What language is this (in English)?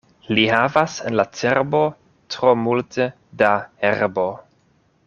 Esperanto